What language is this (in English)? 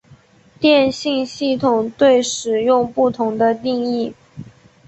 Chinese